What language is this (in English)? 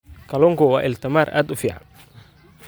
Somali